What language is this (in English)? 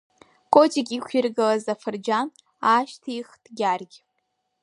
Abkhazian